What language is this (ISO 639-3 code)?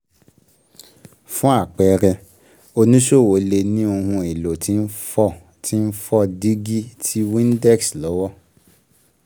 yor